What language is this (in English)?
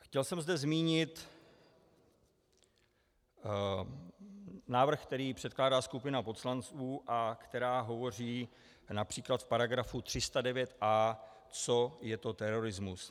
Czech